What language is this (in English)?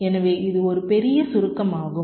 Tamil